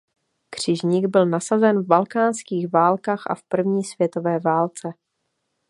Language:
Czech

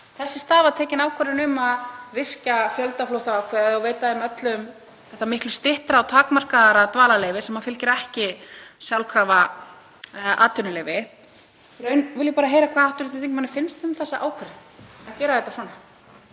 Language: Icelandic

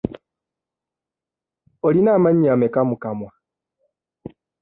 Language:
Ganda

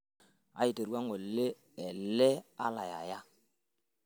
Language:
Masai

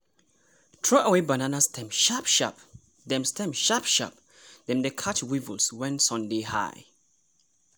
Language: Nigerian Pidgin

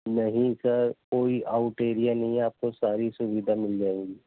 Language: Urdu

